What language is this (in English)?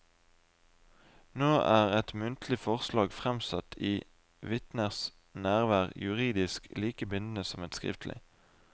Norwegian